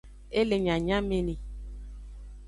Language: Aja (Benin)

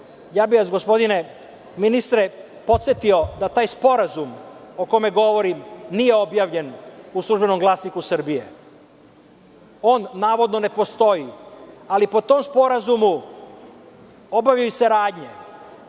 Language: Serbian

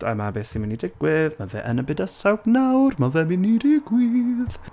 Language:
Welsh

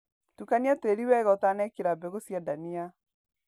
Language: Kikuyu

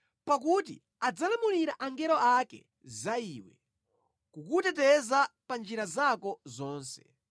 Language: Nyanja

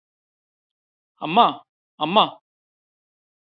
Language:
Malayalam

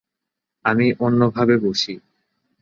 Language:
Bangla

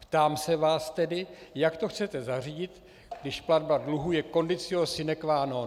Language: Czech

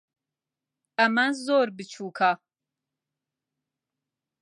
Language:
Central Kurdish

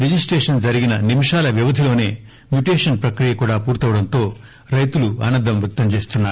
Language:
Telugu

